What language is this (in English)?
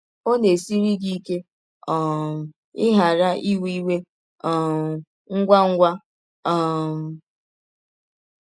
Igbo